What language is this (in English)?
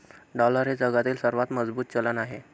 Marathi